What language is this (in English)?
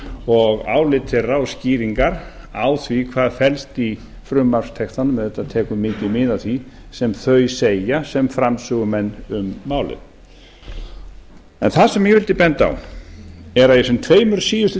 Icelandic